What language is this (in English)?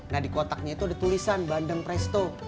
Indonesian